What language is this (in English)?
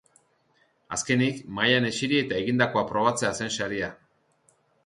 Basque